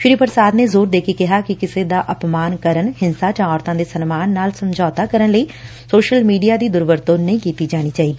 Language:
Punjabi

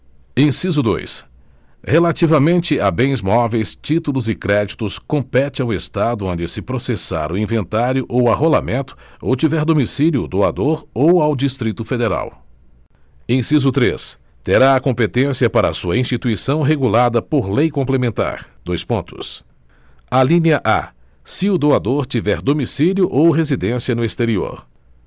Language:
Portuguese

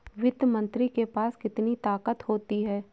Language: Hindi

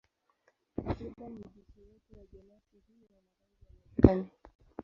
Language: Swahili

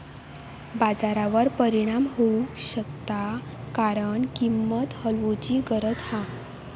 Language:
Marathi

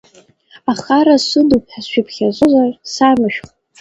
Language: Abkhazian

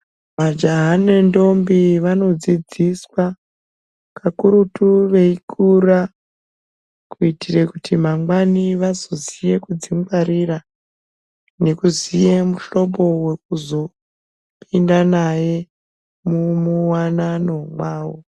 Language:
Ndau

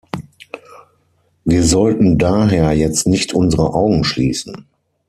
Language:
German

